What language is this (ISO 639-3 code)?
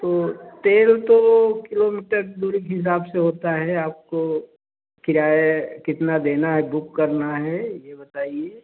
hin